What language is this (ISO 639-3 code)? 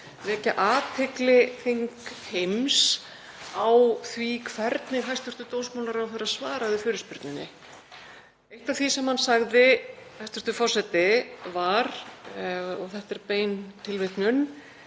isl